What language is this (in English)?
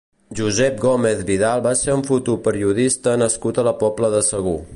Catalan